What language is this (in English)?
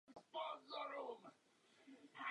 Czech